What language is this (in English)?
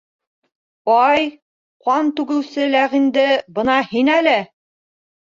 Bashkir